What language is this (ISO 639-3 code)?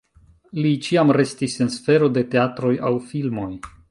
epo